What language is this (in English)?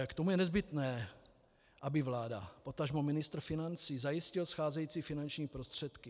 Czech